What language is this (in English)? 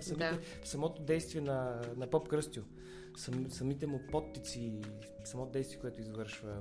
Bulgarian